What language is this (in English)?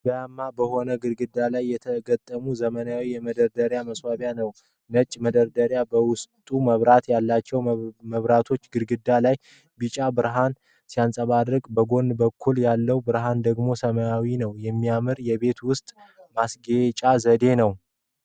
Amharic